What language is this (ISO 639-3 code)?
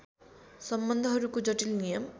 nep